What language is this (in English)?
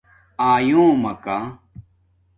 Domaaki